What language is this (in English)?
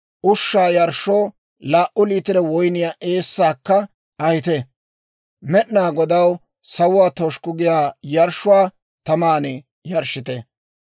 Dawro